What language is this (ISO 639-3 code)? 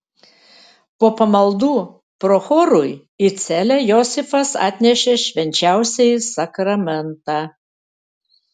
lit